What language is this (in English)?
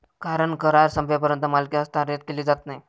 Marathi